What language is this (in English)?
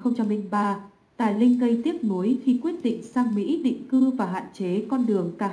Vietnamese